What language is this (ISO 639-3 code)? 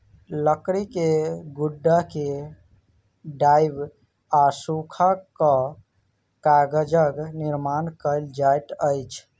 mai